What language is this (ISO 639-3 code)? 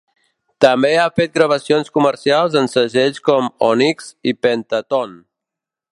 cat